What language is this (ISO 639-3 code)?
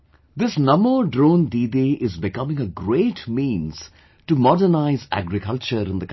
eng